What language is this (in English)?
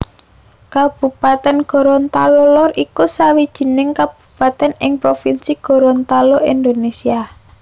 Javanese